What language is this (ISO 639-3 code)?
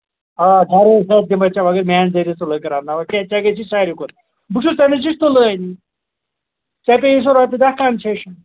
kas